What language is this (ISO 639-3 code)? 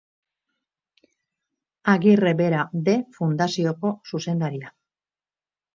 eus